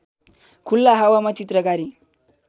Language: Nepali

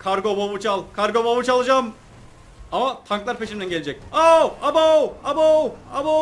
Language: Turkish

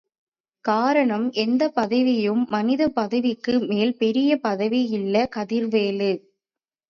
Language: Tamil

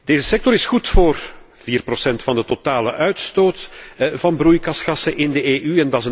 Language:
Dutch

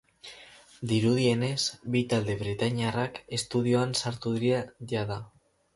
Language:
Basque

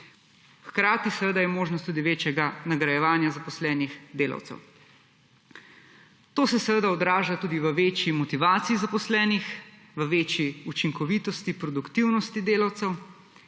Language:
Slovenian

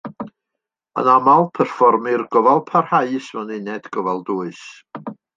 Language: Welsh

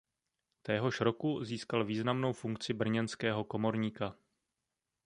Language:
Czech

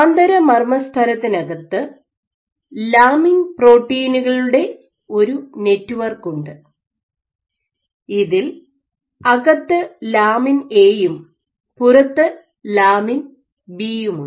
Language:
Malayalam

